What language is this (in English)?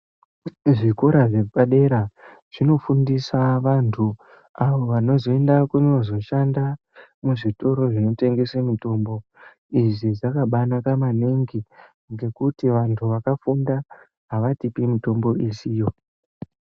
Ndau